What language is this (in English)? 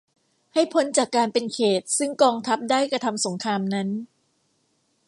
Thai